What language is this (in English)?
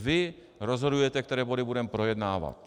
Czech